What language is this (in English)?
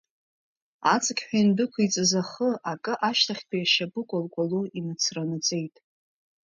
Abkhazian